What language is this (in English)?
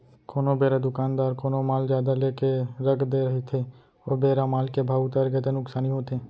Chhattisgarhi